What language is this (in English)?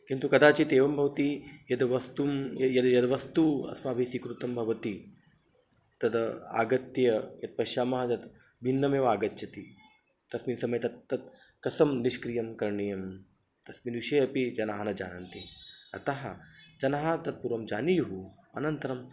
Sanskrit